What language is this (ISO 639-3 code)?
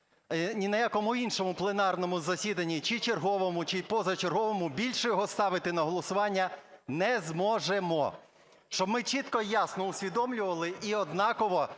ukr